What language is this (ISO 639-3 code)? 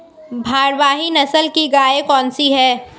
hin